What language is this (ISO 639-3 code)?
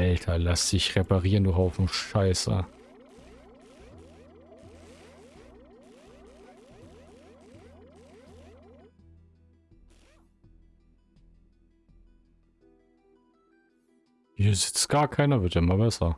deu